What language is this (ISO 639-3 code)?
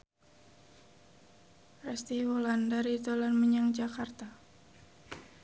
jav